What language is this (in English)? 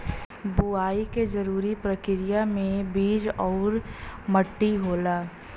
Bhojpuri